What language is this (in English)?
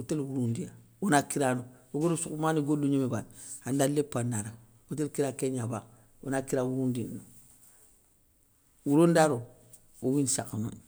Soninke